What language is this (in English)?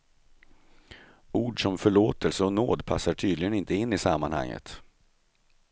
Swedish